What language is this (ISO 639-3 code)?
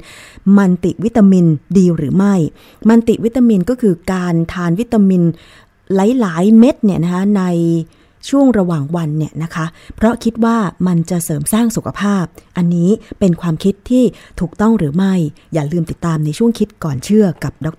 tha